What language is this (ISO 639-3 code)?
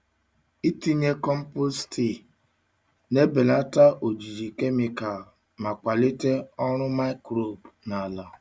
ibo